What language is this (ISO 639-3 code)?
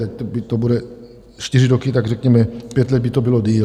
ces